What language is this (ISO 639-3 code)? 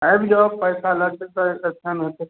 mai